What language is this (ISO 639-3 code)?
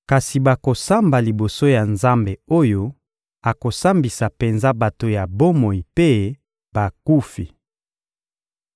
lin